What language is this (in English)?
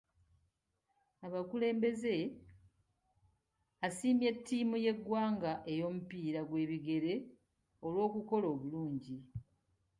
Ganda